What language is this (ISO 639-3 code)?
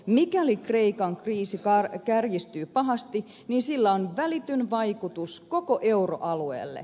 fin